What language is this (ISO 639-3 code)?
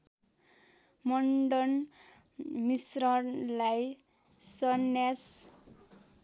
nep